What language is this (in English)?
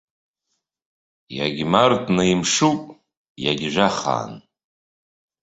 Abkhazian